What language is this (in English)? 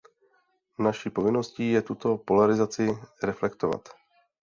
Czech